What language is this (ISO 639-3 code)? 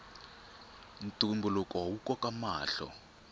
tso